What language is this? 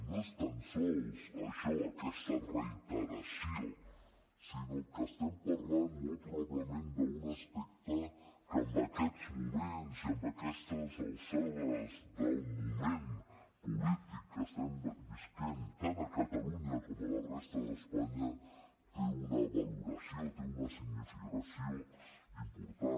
Catalan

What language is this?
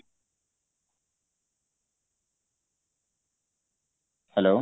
Odia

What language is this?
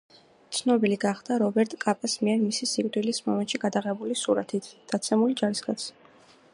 Georgian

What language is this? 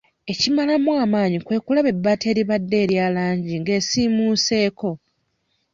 Ganda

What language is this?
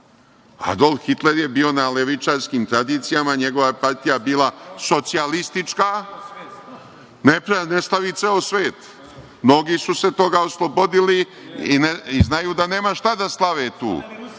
Serbian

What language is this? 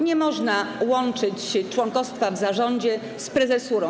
Polish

